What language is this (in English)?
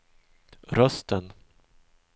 Swedish